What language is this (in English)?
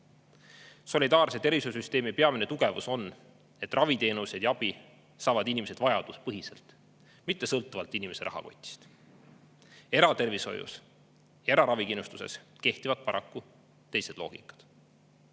Estonian